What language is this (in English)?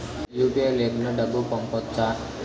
Telugu